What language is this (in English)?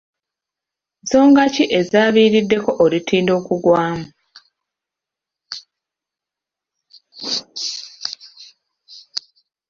Ganda